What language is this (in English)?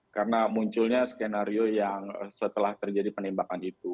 Indonesian